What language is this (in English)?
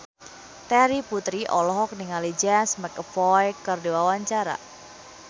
Sundanese